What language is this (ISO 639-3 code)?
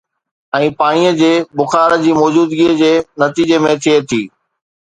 snd